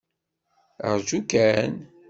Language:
Kabyle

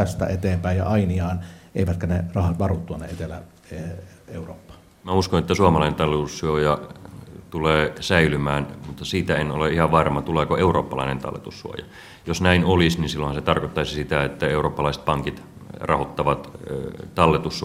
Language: Finnish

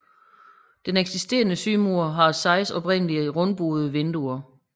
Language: Danish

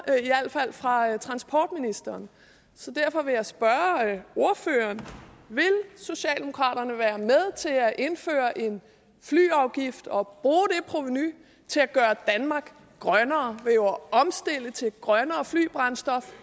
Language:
Danish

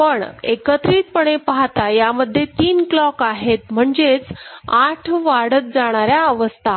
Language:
Marathi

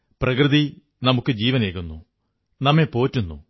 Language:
Malayalam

